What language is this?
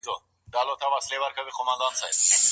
Pashto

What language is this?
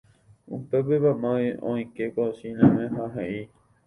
Guarani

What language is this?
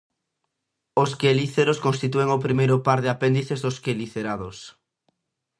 Galician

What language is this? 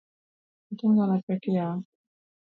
Luo (Kenya and Tanzania)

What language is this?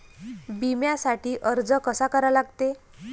Marathi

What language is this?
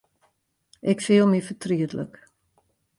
Western Frisian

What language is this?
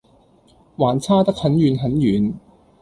Cantonese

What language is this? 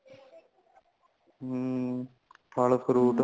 Punjabi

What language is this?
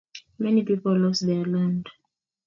Kalenjin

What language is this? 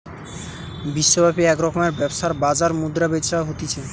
Bangla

